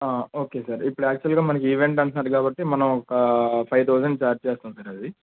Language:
Telugu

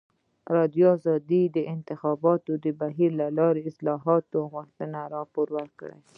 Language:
Pashto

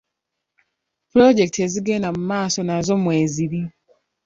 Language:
Ganda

